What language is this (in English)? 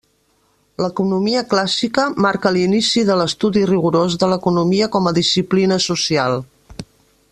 Catalan